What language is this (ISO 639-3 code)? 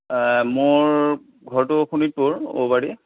asm